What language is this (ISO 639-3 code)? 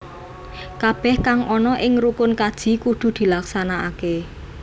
jav